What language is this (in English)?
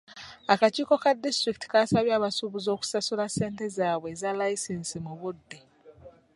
Ganda